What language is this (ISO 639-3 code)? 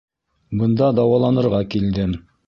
bak